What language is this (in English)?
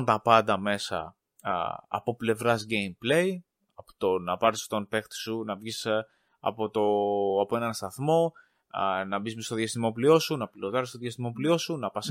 Greek